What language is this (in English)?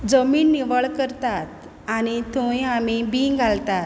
Konkani